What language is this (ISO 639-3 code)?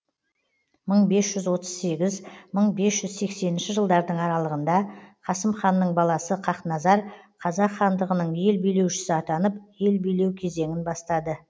kaz